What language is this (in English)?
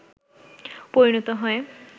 Bangla